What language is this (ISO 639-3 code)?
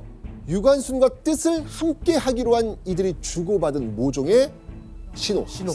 kor